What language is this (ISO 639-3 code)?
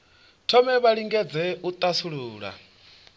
ven